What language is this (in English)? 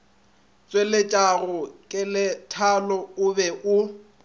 Northern Sotho